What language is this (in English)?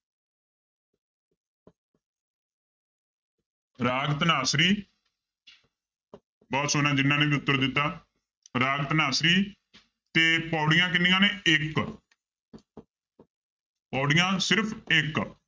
Punjabi